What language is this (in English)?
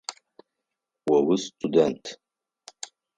Adyghe